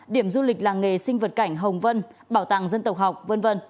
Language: Vietnamese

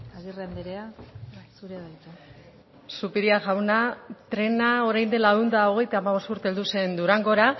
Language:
Basque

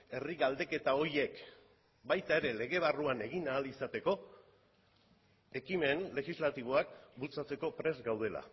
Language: Basque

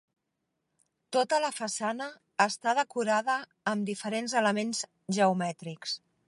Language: Catalan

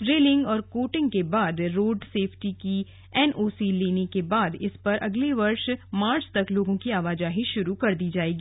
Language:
Hindi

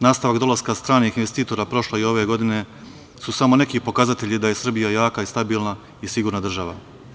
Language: Serbian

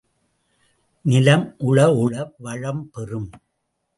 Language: Tamil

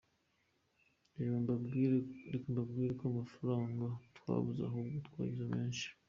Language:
Kinyarwanda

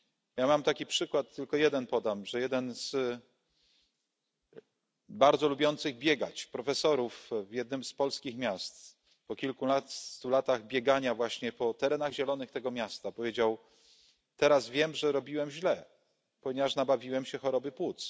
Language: Polish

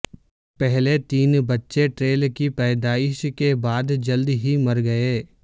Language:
Urdu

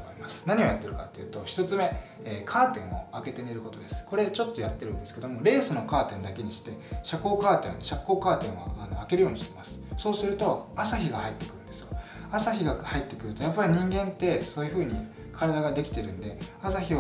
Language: Japanese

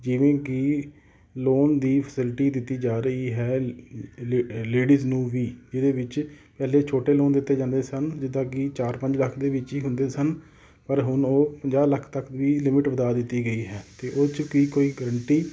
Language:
Punjabi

